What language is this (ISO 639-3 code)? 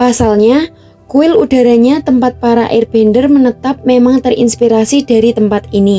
ind